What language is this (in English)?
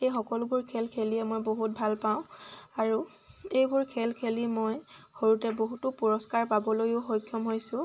Assamese